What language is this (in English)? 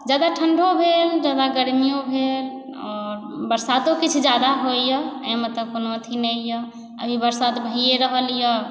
Maithili